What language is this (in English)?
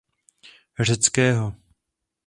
Czech